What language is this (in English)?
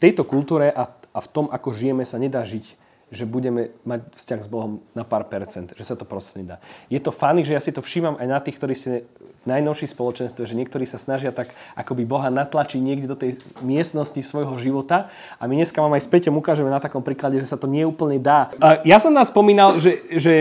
Slovak